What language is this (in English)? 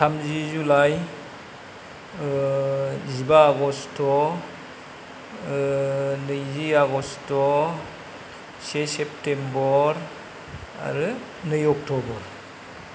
Bodo